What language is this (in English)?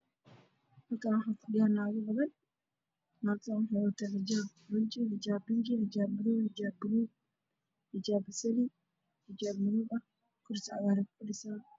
Somali